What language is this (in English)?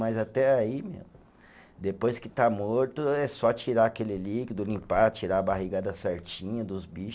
Portuguese